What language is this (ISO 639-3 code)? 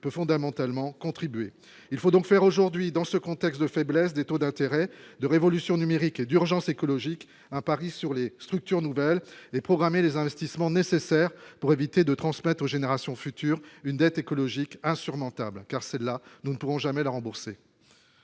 fra